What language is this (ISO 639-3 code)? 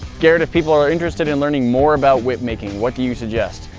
eng